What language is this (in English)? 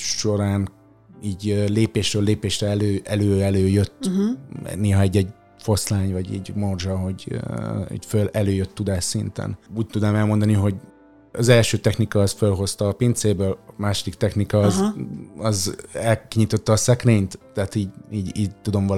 Hungarian